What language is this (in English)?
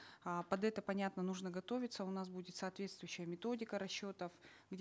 Kazakh